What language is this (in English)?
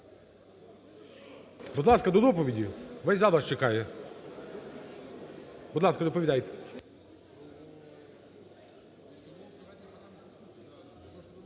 Ukrainian